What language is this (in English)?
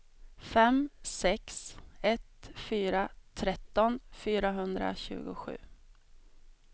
Swedish